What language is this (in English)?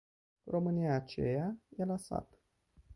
Romanian